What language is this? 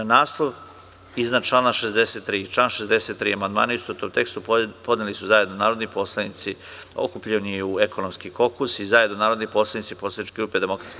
Serbian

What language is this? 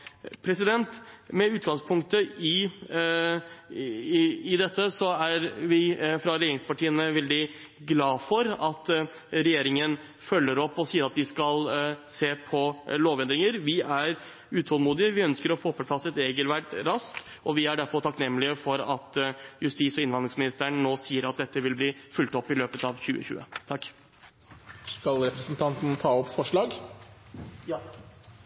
Norwegian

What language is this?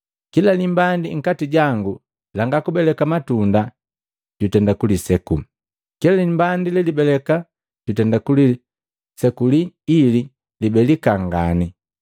Matengo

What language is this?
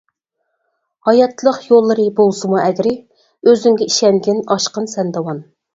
Uyghur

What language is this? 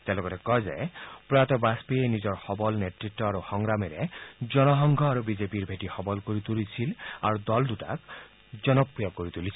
Assamese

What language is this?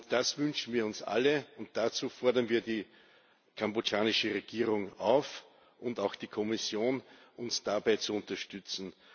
German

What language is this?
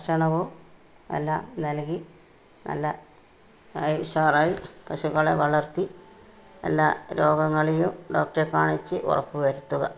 Malayalam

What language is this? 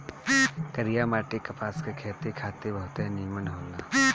Bhojpuri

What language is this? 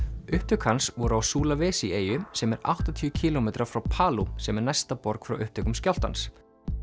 Icelandic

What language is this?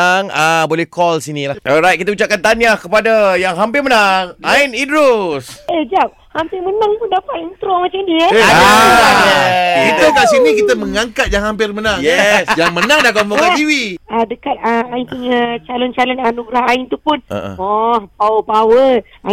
Malay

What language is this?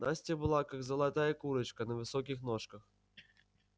Russian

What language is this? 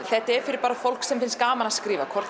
Icelandic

